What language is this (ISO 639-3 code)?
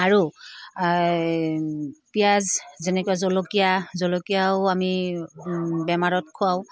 asm